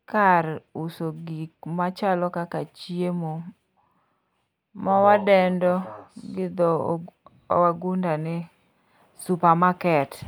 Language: Luo (Kenya and Tanzania)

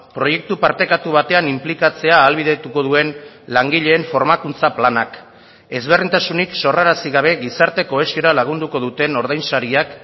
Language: Basque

